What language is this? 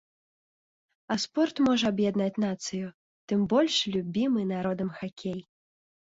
Belarusian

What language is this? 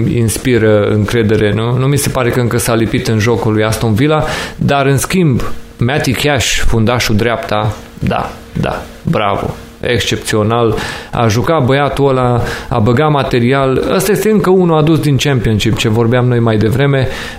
Romanian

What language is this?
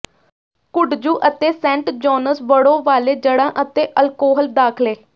Punjabi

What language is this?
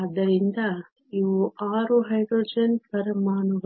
Kannada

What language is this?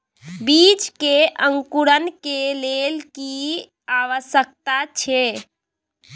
Maithili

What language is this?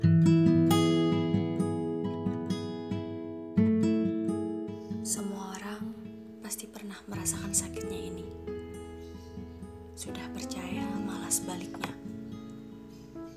Indonesian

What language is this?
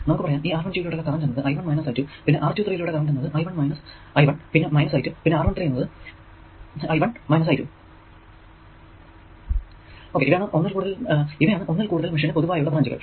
Malayalam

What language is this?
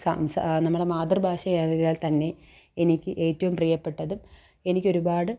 Malayalam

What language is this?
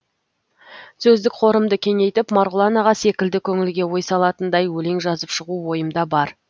Kazakh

